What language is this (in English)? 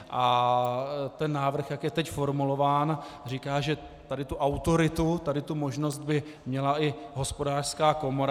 Czech